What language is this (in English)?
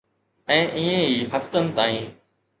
Sindhi